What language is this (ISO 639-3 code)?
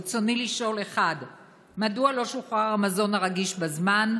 heb